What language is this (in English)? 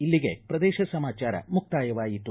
Kannada